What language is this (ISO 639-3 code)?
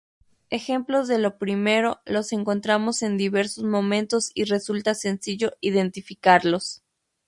spa